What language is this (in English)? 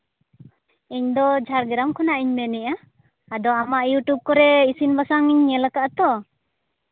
Santali